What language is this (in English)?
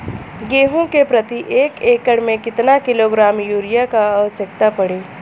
Bhojpuri